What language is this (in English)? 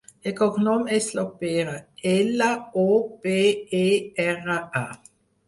Catalan